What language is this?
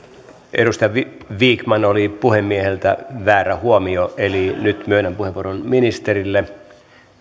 Finnish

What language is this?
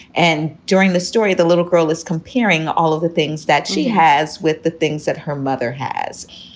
English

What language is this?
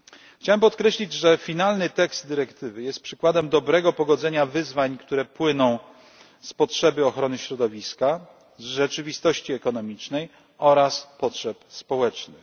Polish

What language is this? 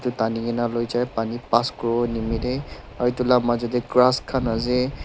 Naga Pidgin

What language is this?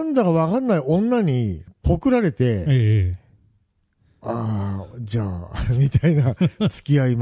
Japanese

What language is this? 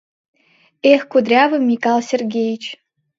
Mari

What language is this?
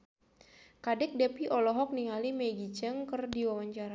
Sundanese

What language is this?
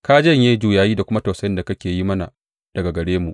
Hausa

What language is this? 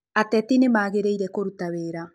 Kikuyu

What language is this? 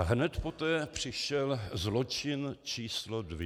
Czech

